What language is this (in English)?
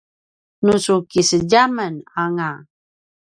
Paiwan